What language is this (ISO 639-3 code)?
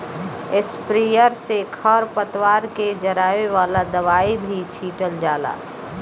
bho